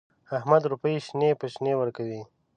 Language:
Pashto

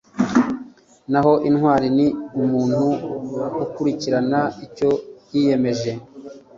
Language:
Kinyarwanda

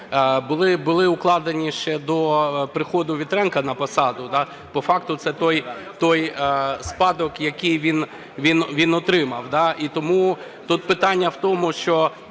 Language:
Ukrainian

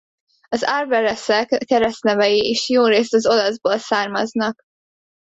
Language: Hungarian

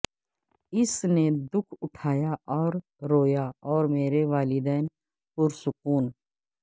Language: Urdu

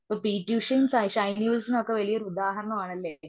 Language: Malayalam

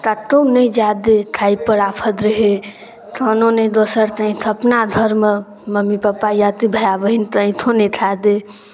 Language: Maithili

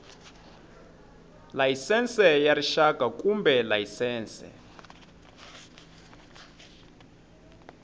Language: Tsonga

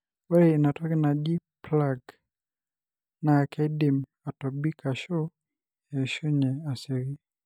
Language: Masai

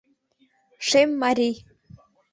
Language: Mari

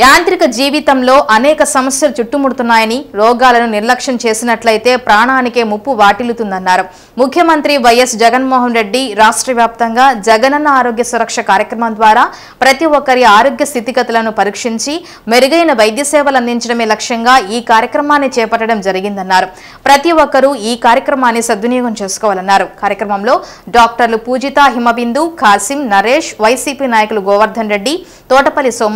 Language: Romanian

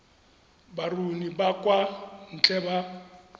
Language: Tswana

